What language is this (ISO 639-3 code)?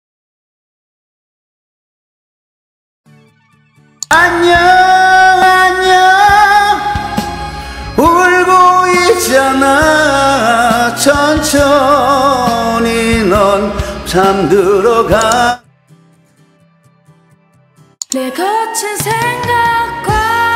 kor